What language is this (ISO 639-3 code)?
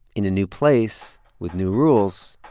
eng